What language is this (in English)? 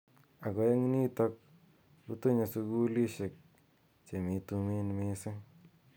Kalenjin